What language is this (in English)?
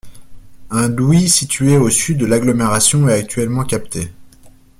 French